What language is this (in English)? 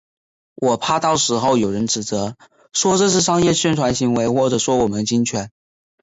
Chinese